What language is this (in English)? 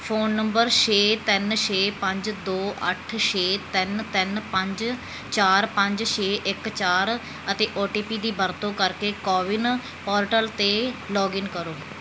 Punjabi